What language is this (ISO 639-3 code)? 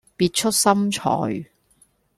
yue